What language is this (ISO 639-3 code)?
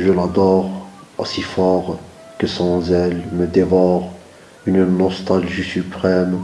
fra